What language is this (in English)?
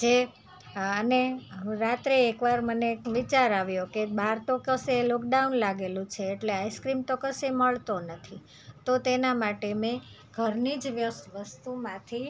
Gujarati